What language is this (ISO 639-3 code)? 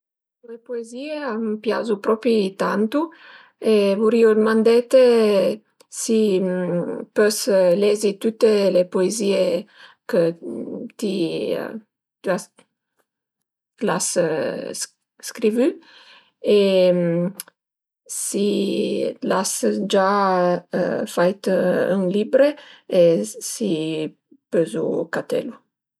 pms